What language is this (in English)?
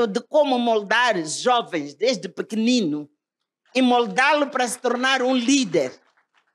Portuguese